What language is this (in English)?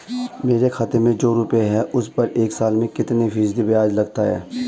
Hindi